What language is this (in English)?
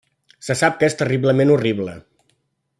Catalan